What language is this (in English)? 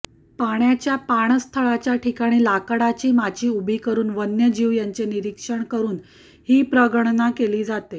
Marathi